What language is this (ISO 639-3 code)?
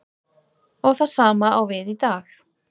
isl